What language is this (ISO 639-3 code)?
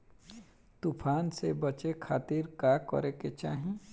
bho